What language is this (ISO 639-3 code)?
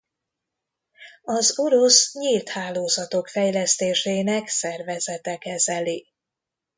hun